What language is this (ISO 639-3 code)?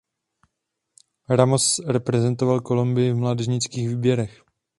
ces